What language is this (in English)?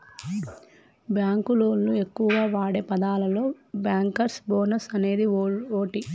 Telugu